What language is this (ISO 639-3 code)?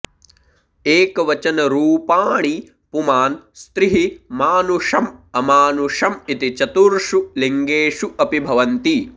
san